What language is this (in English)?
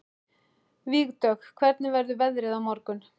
Icelandic